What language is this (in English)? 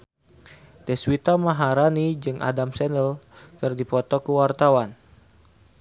Sundanese